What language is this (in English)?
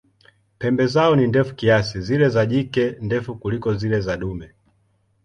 Swahili